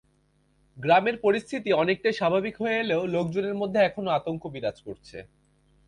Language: Bangla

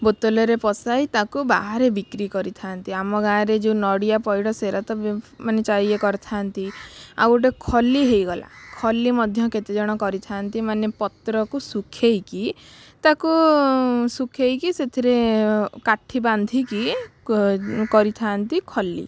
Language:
Odia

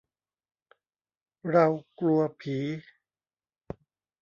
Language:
Thai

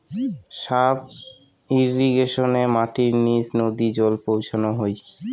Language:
Bangla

